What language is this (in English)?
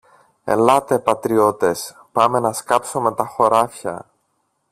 Greek